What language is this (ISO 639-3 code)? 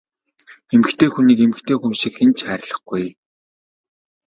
mon